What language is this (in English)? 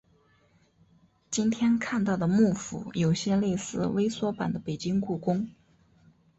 Chinese